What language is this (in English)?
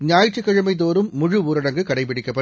Tamil